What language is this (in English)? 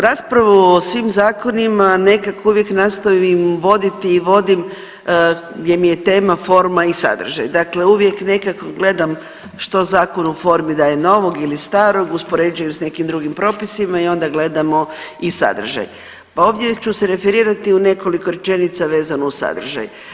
Croatian